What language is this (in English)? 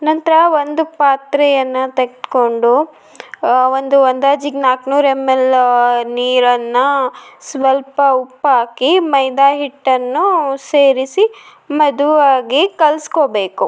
Kannada